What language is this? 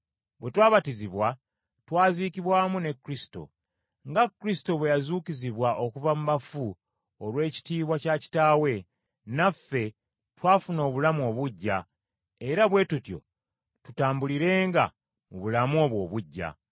Ganda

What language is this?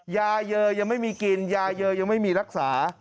Thai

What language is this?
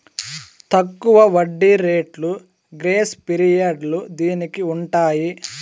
Telugu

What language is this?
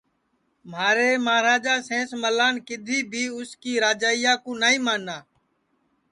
Sansi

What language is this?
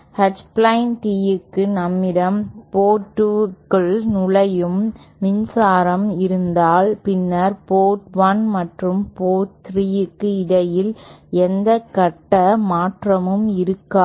Tamil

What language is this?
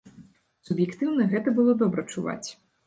Belarusian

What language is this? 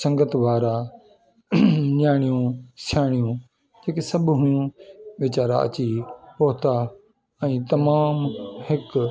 Sindhi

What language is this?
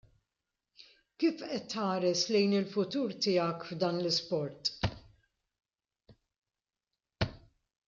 Maltese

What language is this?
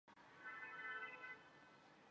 Chinese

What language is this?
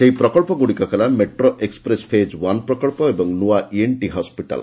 Odia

